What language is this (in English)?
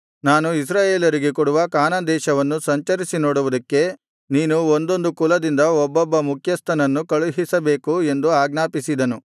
Kannada